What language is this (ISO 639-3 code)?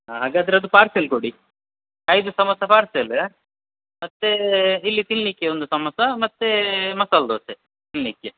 kan